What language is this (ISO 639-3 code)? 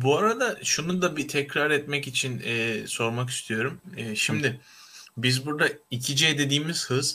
tur